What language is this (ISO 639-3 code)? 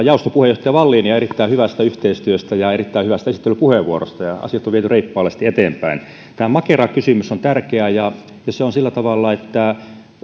fin